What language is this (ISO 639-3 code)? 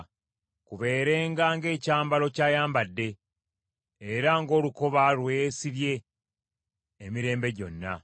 lug